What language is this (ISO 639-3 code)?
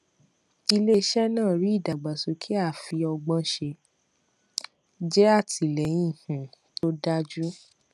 yor